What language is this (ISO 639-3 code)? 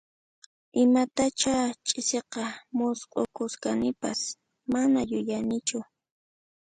qxp